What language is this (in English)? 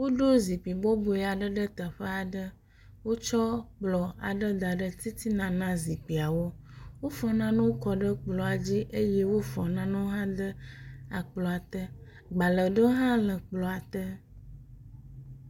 Ewe